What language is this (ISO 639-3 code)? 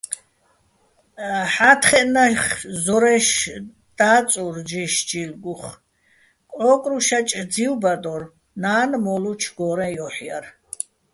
bbl